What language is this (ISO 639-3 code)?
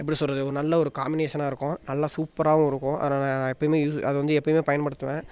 tam